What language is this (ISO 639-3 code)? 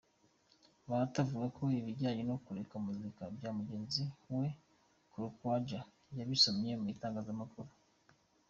kin